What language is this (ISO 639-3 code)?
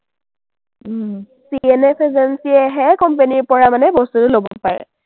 asm